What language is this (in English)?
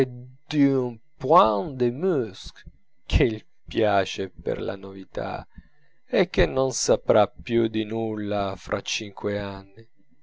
Italian